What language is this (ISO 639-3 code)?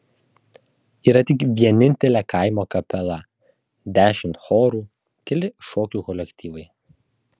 lit